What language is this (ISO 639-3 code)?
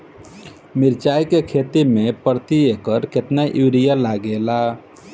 bho